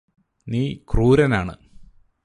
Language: Malayalam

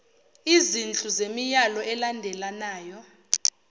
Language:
Zulu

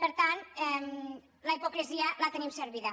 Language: Catalan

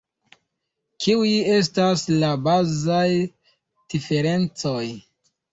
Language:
Esperanto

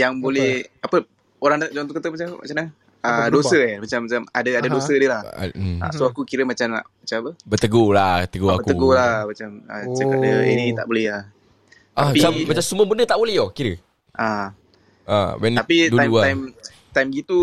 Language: Malay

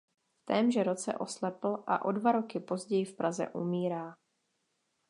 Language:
Czech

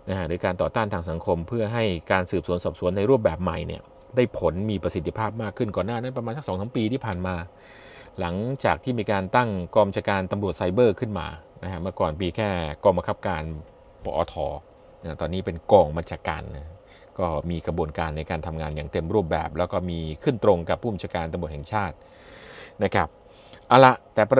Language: Thai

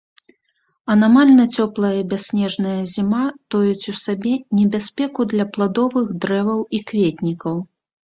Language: Belarusian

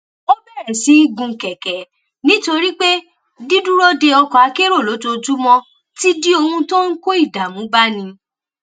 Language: Yoruba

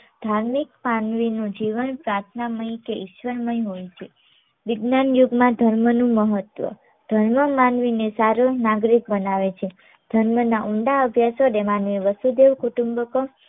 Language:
Gujarati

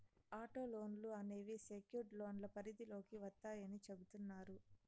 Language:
Telugu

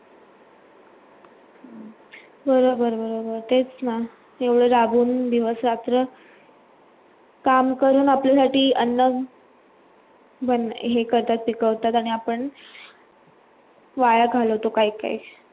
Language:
Marathi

